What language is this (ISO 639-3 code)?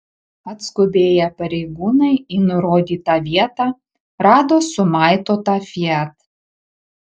lit